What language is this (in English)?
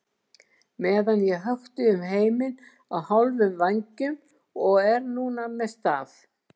Icelandic